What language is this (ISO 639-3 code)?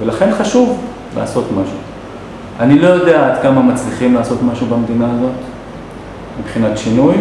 heb